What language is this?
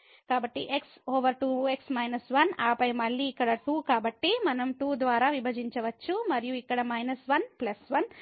Telugu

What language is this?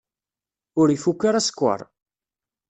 Kabyle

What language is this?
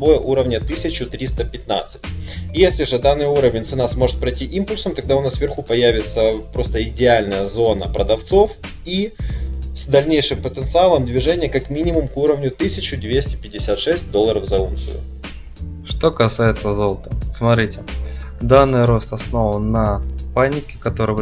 Russian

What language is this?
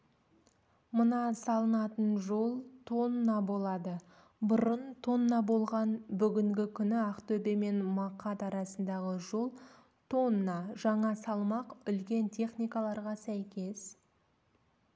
Kazakh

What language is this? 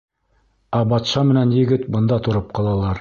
Bashkir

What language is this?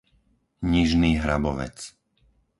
Slovak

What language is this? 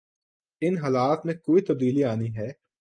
Urdu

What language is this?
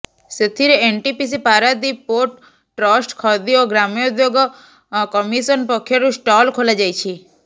Odia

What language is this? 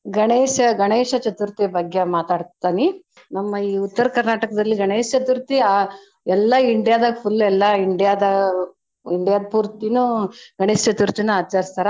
Kannada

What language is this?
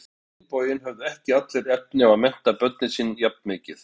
Icelandic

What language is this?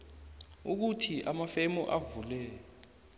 South Ndebele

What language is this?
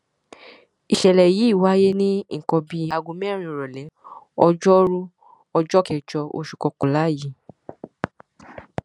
Yoruba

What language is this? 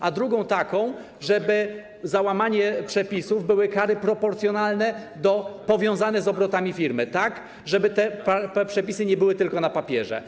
Polish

